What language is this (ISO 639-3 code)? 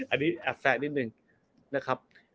tha